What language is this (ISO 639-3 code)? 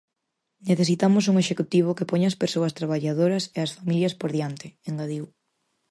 glg